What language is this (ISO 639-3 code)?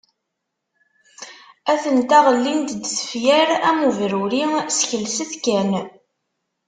kab